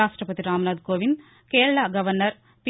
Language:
Telugu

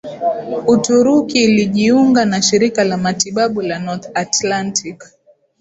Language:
Swahili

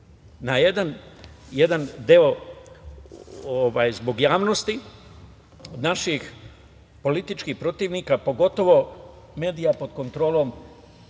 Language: Serbian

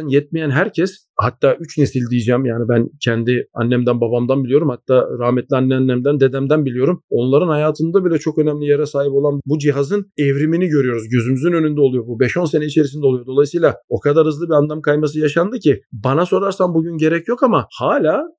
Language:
Turkish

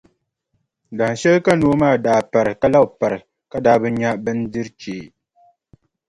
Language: Dagbani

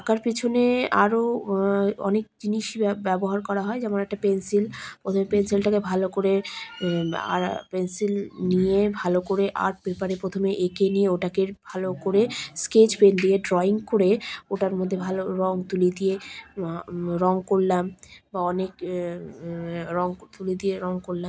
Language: Bangla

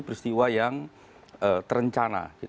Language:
Indonesian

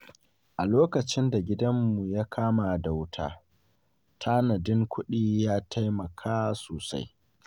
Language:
Hausa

